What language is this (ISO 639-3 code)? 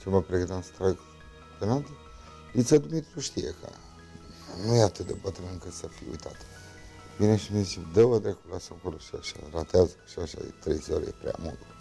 ron